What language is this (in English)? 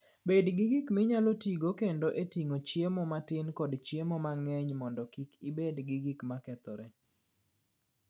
Luo (Kenya and Tanzania)